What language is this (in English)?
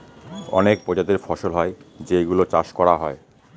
Bangla